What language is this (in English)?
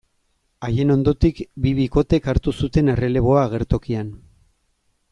Basque